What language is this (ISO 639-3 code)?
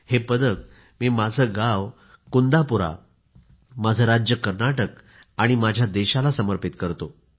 mar